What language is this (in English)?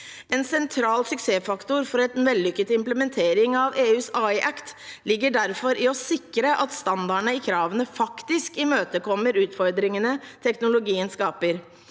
Norwegian